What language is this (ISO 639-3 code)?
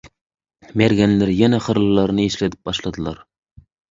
tuk